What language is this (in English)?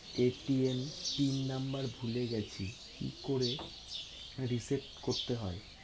Bangla